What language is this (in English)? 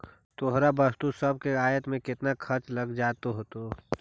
Magahi